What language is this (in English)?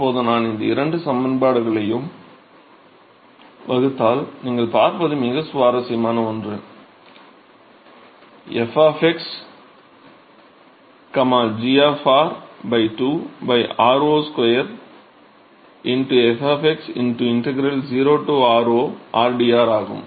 Tamil